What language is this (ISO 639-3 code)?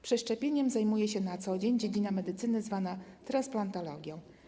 pol